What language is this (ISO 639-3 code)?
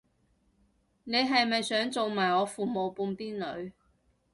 yue